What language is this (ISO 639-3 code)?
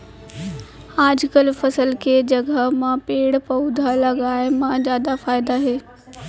hne